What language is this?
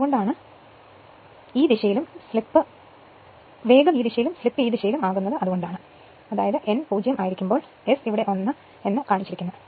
Malayalam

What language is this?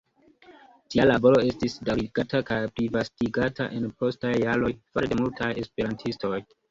Esperanto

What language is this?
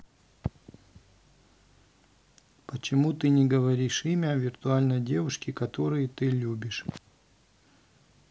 Russian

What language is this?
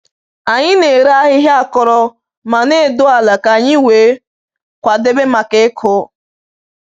Igbo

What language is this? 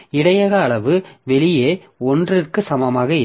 Tamil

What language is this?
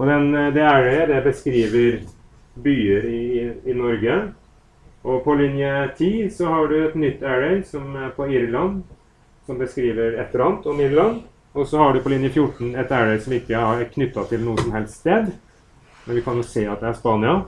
Norwegian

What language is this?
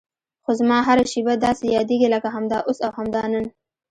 Pashto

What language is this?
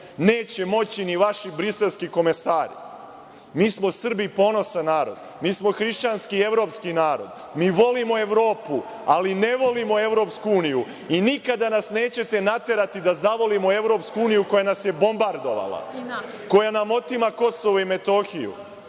Serbian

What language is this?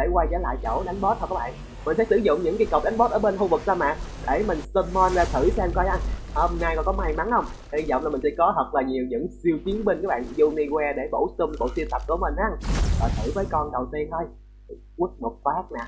Vietnamese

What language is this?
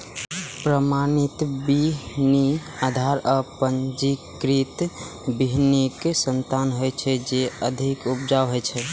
Maithili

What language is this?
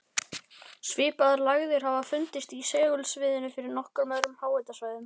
Icelandic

